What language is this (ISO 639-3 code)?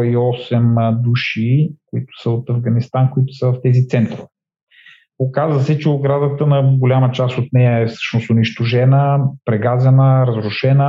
bul